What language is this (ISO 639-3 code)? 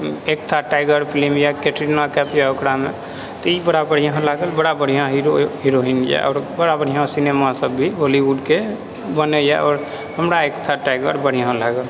mai